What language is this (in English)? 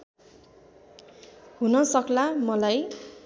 Nepali